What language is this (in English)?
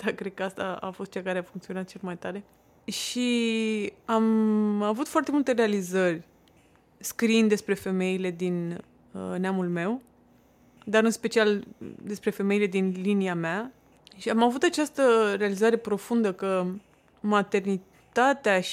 Romanian